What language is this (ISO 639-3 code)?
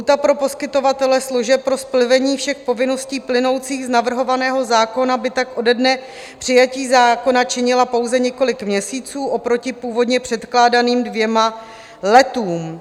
ces